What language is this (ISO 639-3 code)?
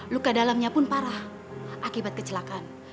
ind